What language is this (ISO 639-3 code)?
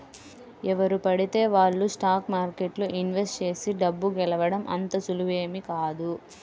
tel